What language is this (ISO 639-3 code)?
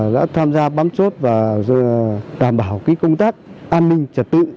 vie